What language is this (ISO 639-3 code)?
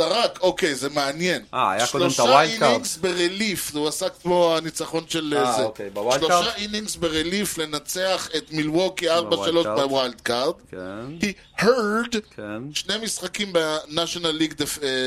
heb